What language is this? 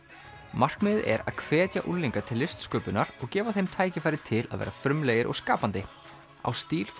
Icelandic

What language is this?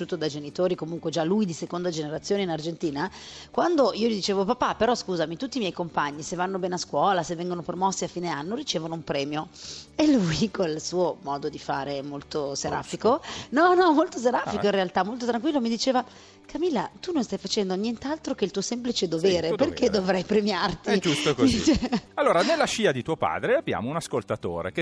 Italian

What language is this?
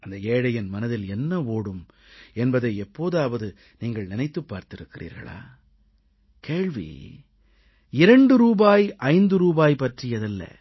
Tamil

